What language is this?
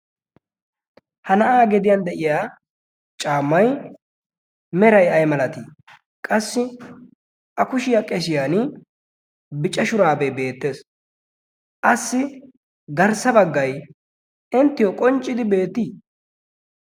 Wolaytta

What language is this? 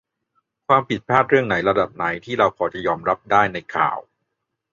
Thai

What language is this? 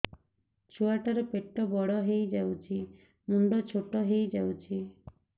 Odia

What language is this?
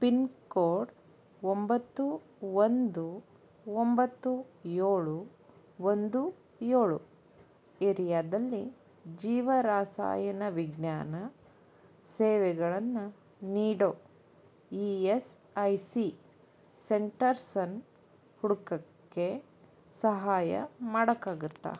Kannada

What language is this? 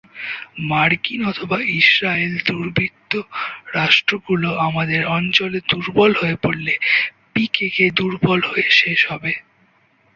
Bangla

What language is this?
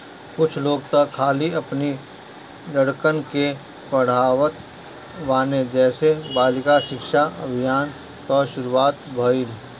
Bhojpuri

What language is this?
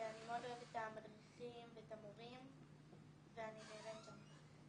Hebrew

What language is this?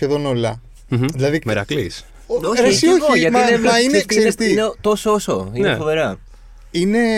Greek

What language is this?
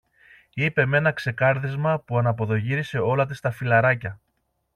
Greek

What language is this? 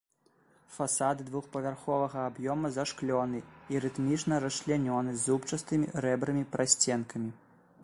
Belarusian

